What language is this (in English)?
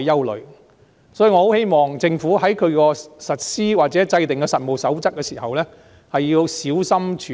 Cantonese